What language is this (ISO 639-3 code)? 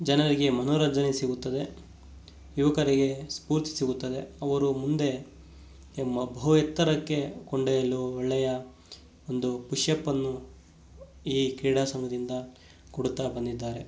kan